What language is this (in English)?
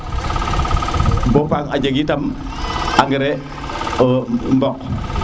Serer